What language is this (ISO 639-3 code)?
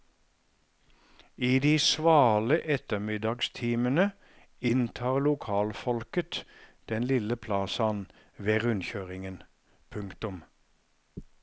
nor